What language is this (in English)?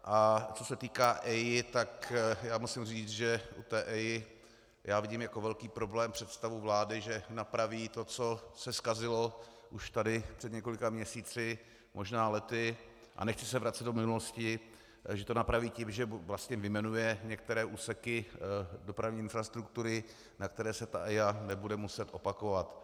Czech